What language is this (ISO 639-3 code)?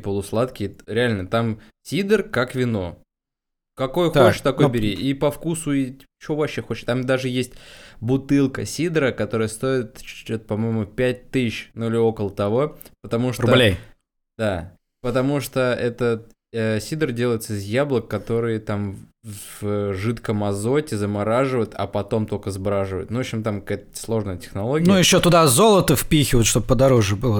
rus